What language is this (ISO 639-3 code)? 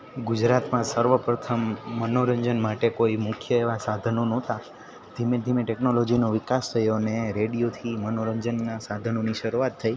guj